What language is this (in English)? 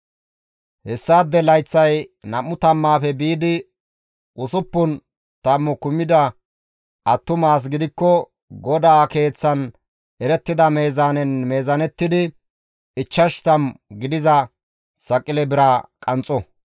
Gamo